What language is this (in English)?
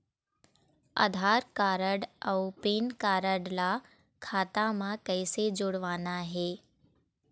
Chhattisgarhi